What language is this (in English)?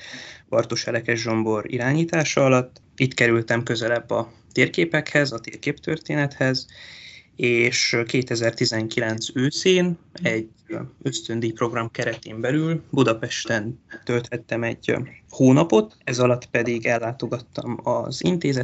Hungarian